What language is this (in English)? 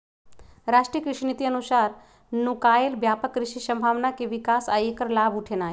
Magahi